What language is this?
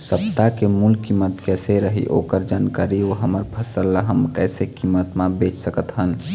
Chhattisgarhi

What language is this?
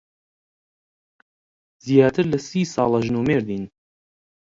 Central Kurdish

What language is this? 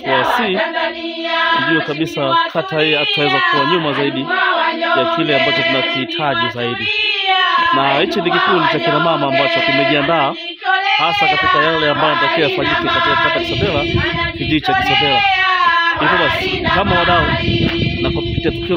Arabic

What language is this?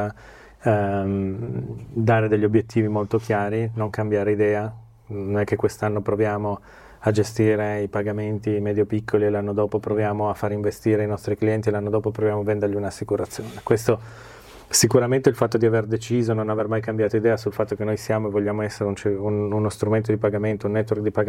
Italian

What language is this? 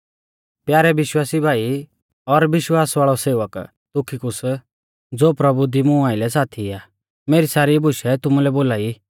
Mahasu Pahari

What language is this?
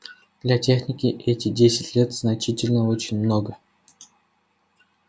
Russian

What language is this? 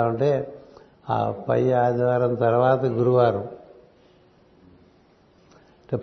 Telugu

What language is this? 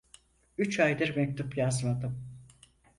Turkish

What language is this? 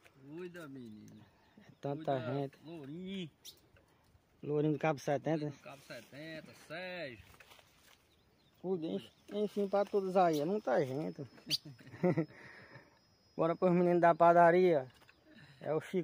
Portuguese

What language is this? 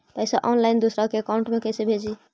Magahi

